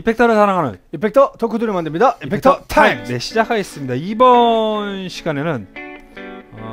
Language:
Korean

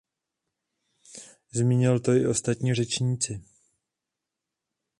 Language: Czech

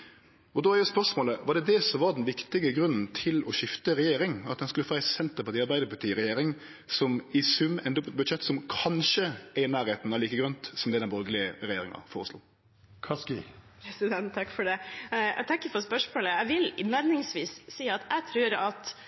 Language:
Norwegian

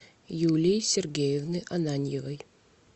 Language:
Russian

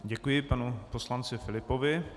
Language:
Czech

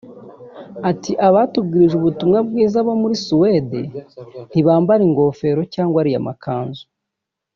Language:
Kinyarwanda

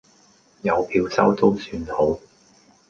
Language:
Cantonese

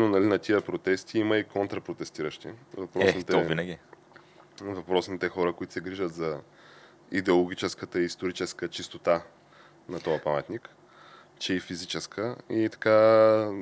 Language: Bulgarian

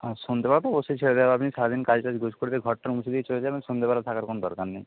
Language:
Bangla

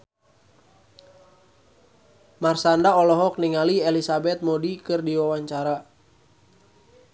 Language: Sundanese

